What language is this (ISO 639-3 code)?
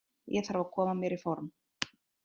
isl